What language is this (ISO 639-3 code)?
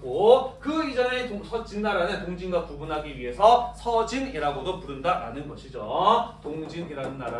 kor